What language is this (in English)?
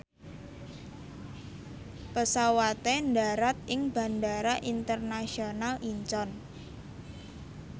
Javanese